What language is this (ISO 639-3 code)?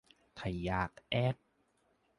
tha